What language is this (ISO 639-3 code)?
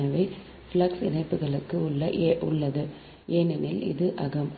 tam